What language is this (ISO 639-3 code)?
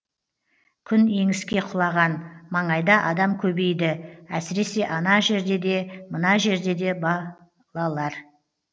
kaz